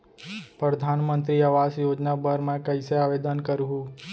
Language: Chhattisgarhi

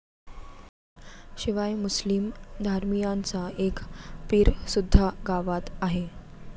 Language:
Marathi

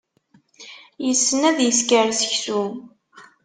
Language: Kabyle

